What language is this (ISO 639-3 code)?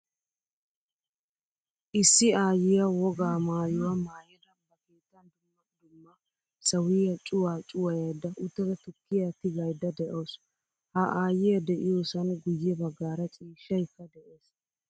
wal